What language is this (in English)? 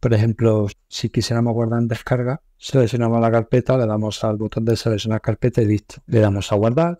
Spanish